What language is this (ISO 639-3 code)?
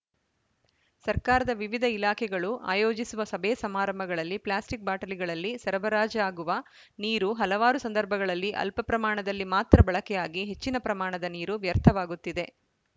kan